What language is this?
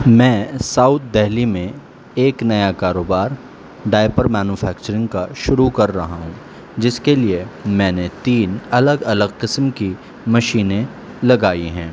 Urdu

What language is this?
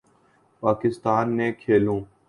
Urdu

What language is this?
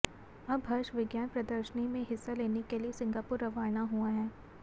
Hindi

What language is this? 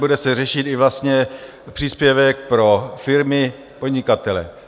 Czech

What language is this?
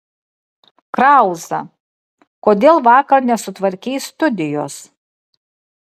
Lithuanian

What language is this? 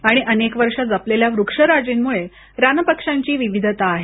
Marathi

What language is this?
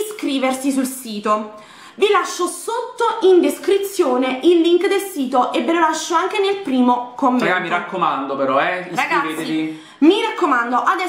Italian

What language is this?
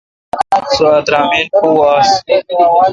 Kalkoti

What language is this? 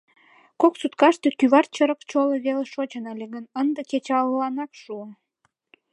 Mari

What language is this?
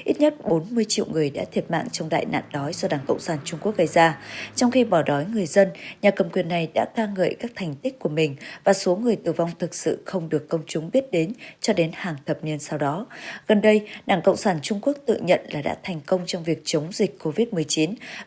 Vietnamese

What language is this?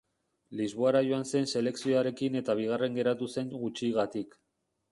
Basque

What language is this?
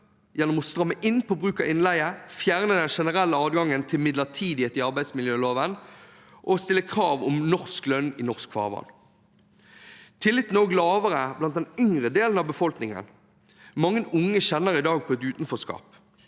Norwegian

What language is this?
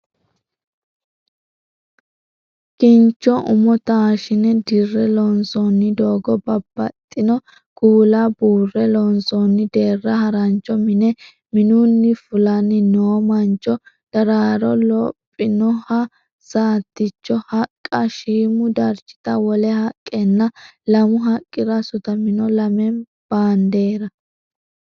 Sidamo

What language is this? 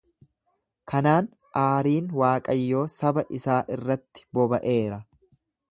Oromo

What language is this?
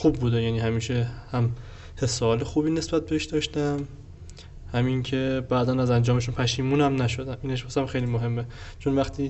Persian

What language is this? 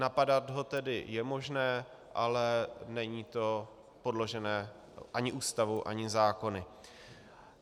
Czech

